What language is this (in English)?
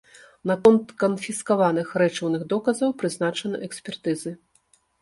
Belarusian